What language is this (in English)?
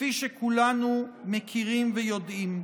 Hebrew